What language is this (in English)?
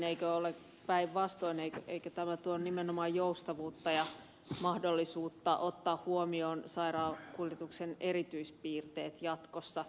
Finnish